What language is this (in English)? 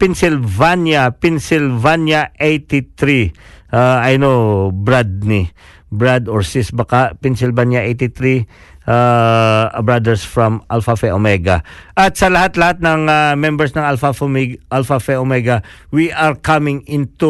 Filipino